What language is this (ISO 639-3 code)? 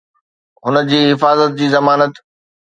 snd